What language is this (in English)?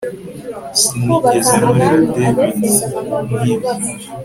Kinyarwanda